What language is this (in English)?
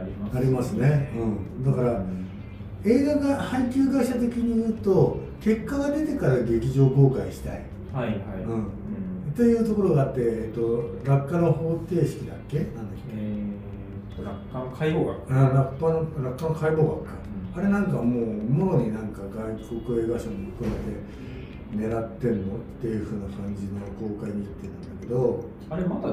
Japanese